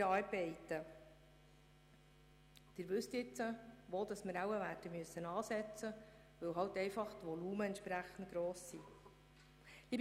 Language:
Swiss German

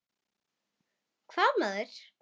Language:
Icelandic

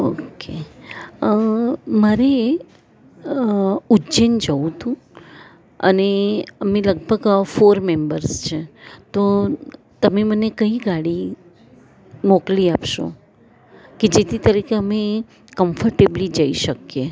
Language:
Gujarati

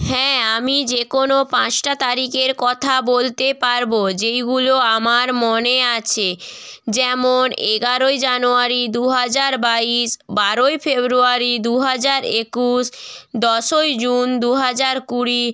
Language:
Bangla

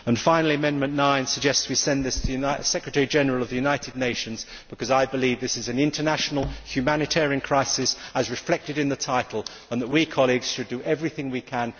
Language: English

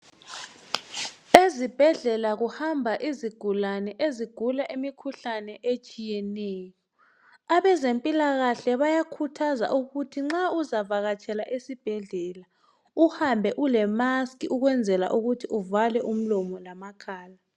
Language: North Ndebele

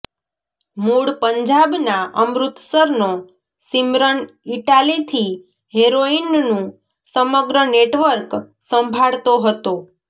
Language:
Gujarati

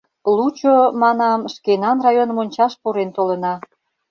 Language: Mari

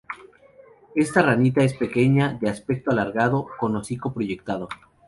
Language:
Spanish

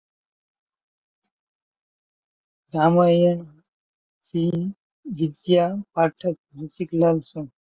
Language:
Gujarati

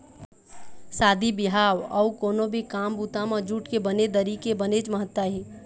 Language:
Chhattisgarhi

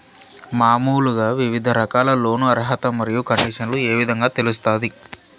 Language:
Telugu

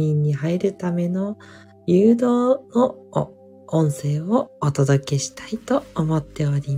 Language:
Japanese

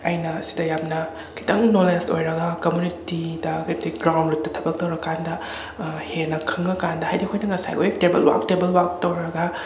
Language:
Manipuri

